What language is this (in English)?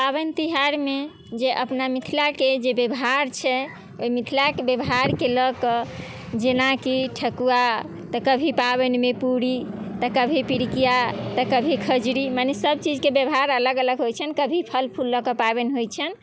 Maithili